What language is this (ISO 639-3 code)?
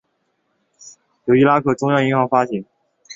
zho